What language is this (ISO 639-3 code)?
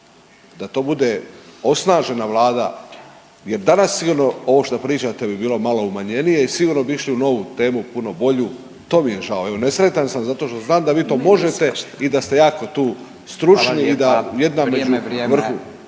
hrv